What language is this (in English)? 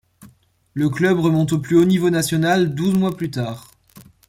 French